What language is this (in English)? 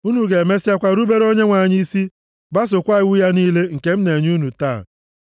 Igbo